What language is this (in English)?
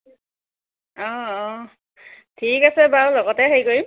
Assamese